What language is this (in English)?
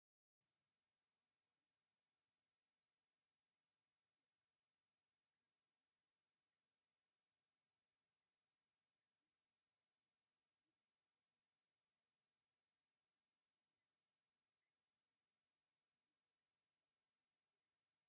Tigrinya